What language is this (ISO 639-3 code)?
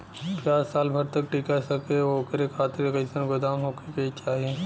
bho